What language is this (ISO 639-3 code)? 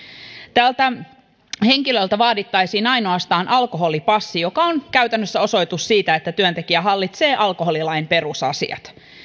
fin